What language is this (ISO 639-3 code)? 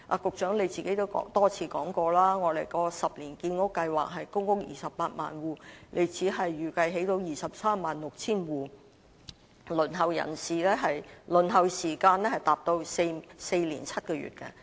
yue